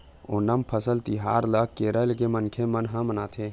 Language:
Chhattisgarhi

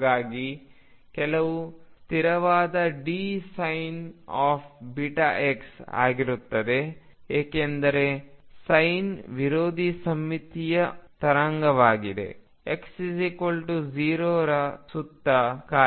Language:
Kannada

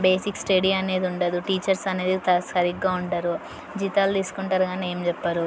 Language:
Telugu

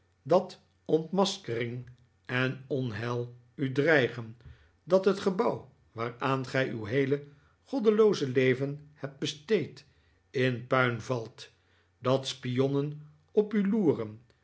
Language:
Dutch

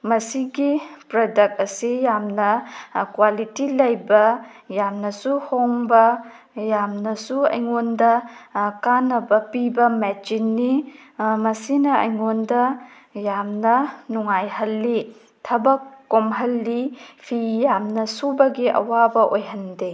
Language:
Manipuri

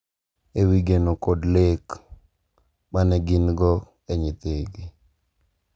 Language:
Luo (Kenya and Tanzania)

